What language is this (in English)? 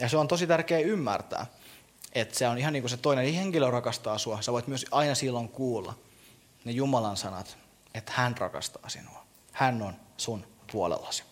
Finnish